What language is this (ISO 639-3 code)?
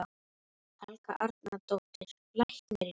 isl